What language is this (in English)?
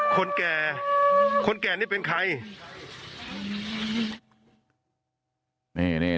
Thai